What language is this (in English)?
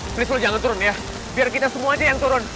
Indonesian